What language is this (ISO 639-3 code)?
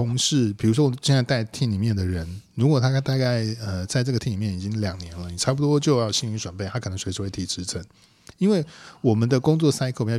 zho